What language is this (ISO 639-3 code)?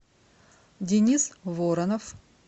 rus